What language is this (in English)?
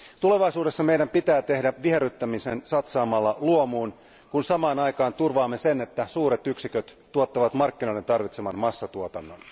Finnish